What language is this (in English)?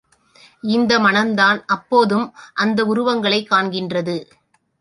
Tamil